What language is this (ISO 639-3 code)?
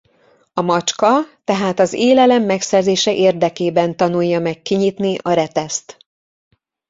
hun